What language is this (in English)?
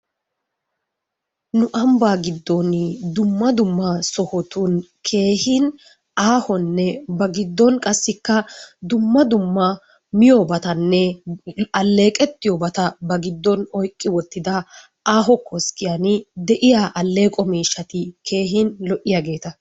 Wolaytta